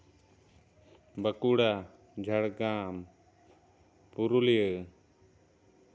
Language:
Santali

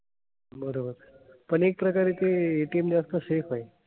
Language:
Marathi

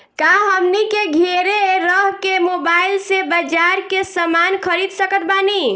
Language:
Bhojpuri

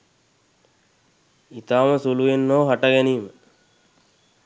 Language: Sinhala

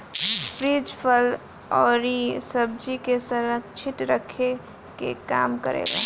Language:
Bhojpuri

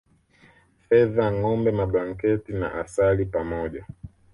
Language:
Swahili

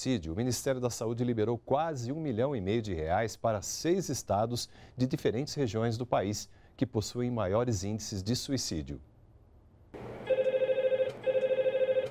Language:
Portuguese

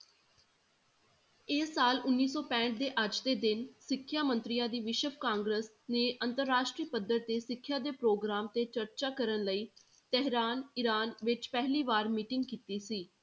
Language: Punjabi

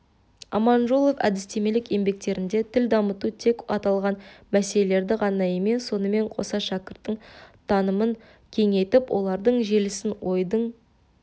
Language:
Kazakh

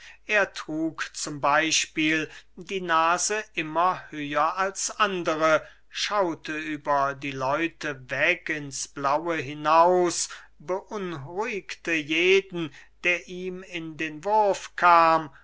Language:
German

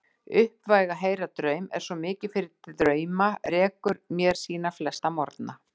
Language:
Icelandic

